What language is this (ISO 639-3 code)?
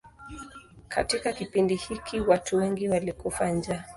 swa